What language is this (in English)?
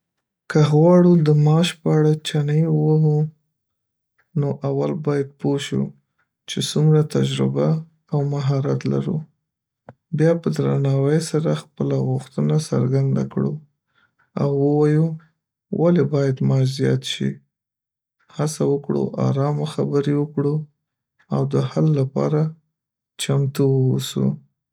Pashto